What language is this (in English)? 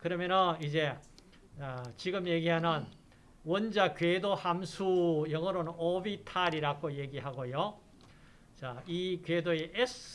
Korean